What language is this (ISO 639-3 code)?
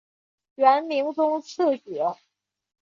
zho